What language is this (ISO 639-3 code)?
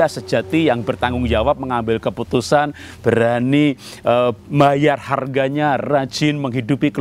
ind